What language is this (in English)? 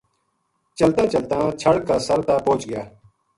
Gujari